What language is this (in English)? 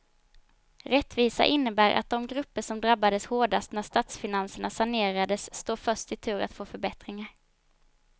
Swedish